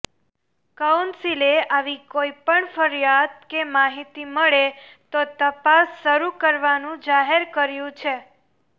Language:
Gujarati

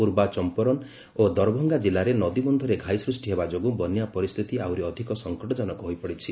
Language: Odia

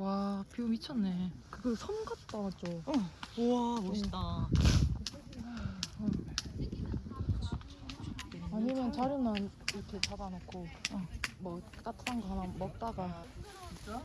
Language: Korean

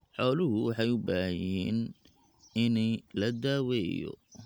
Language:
Somali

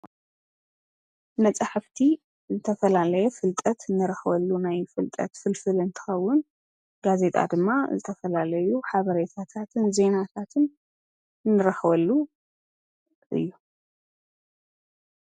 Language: Tigrinya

